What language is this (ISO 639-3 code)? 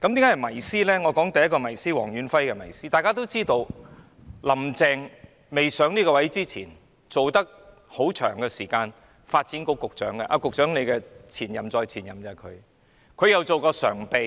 yue